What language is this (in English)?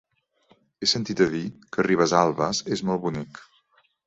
Catalan